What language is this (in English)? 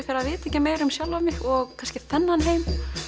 Icelandic